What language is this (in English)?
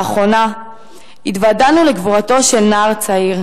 Hebrew